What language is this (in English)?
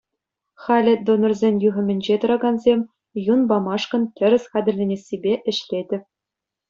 Chuvash